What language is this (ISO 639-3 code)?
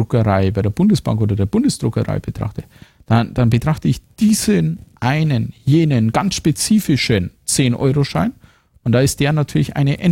deu